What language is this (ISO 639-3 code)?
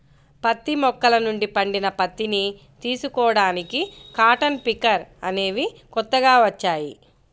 tel